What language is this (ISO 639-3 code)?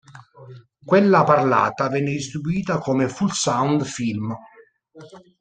ita